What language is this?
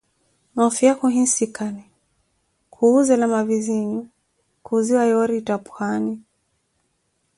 Koti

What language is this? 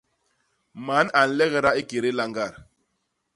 Basaa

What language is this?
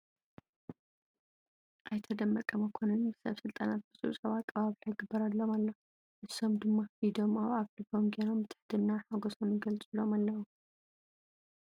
Tigrinya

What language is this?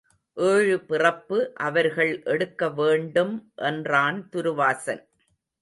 Tamil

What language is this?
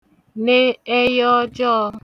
Igbo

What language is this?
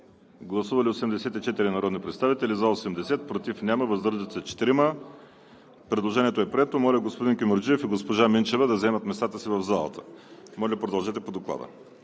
Bulgarian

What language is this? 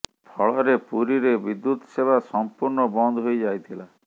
Odia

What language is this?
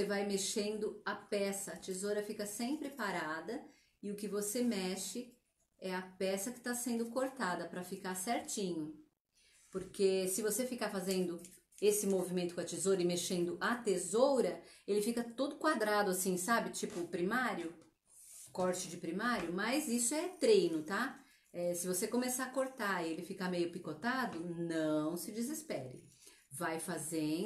Portuguese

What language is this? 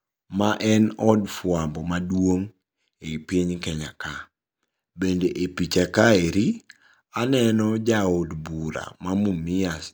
Luo (Kenya and Tanzania)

